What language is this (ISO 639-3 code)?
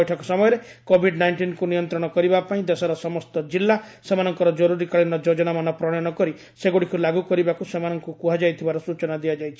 ori